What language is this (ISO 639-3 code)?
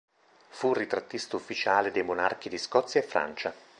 ita